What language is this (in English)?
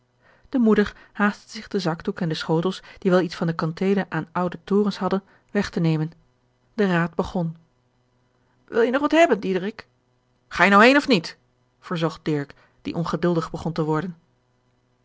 Dutch